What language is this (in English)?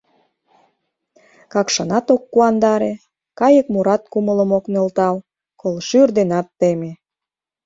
Mari